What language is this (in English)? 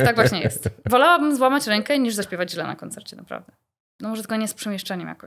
Polish